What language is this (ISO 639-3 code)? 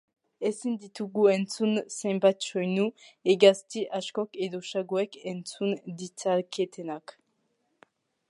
eus